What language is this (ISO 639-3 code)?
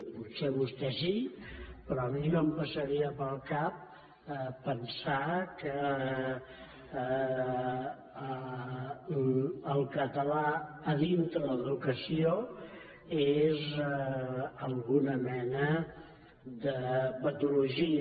cat